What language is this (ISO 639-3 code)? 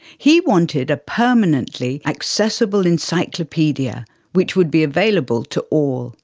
eng